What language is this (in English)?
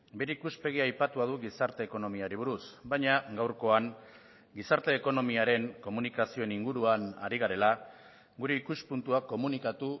Basque